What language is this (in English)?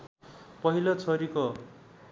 Nepali